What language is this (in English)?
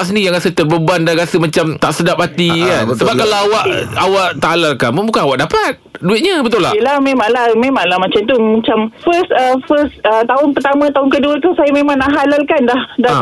Malay